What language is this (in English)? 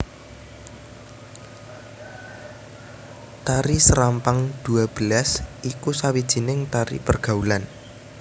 Javanese